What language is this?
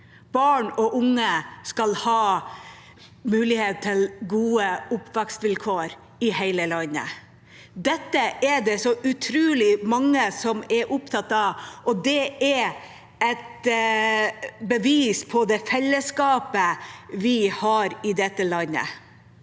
Norwegian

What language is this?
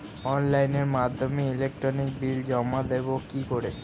Bangla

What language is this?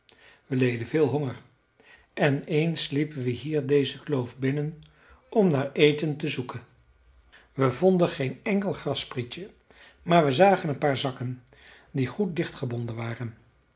Dutch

